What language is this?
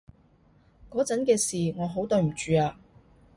Cantonese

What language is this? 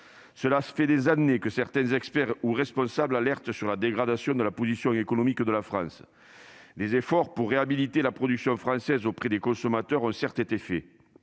French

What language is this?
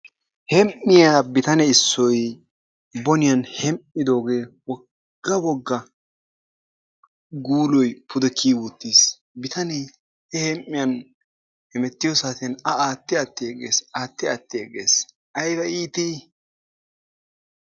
Wolaytta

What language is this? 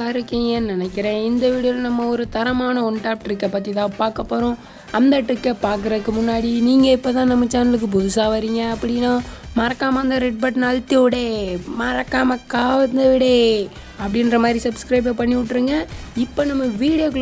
Arabic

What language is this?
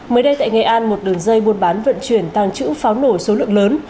Vietnamese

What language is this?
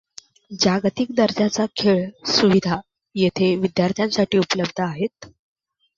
Marathi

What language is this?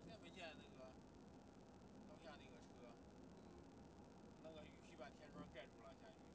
Chinese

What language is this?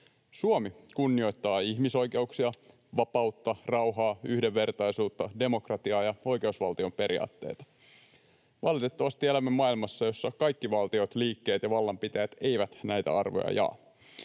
Finnish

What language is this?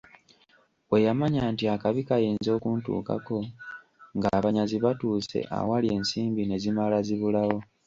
Ganda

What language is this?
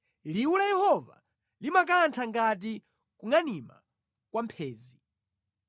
Nyanja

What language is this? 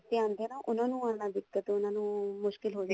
Punjabi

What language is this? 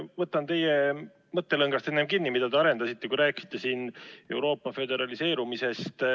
Estonian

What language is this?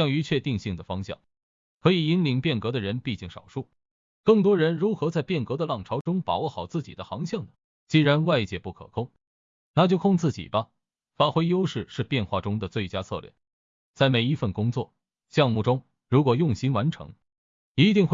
Chinese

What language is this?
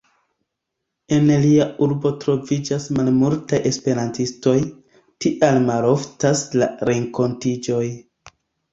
Esperanto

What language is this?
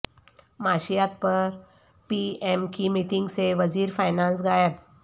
Urdu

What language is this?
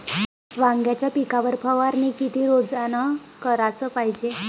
Marathi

